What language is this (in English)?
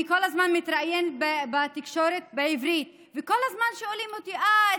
Hebrew